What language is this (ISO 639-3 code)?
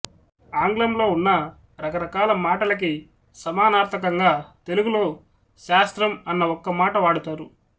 tel